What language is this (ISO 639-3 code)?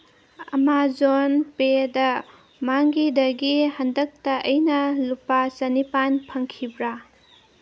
mni